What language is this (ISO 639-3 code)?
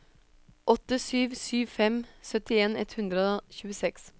nor